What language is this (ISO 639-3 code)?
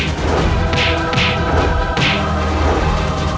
ind